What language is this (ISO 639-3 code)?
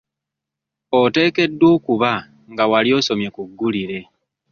lug